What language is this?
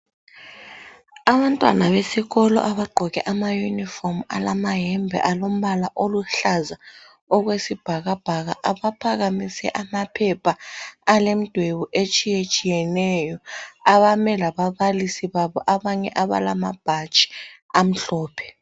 North Ndebele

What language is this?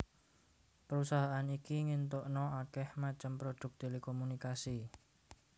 Javanese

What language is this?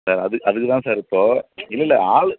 Tamil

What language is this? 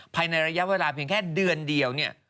Thai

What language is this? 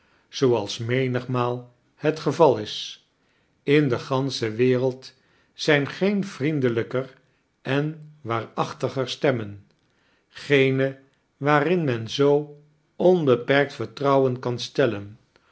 Dutch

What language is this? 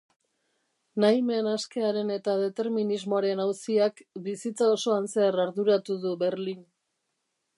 Basque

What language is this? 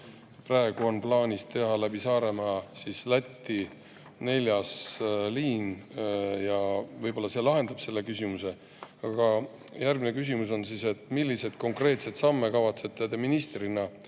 Estonian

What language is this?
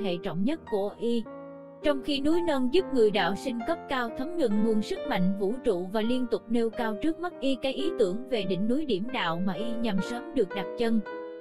Vietnamese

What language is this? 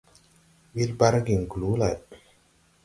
Tupuri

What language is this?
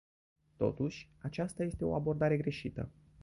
Romanian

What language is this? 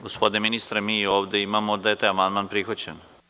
Serbian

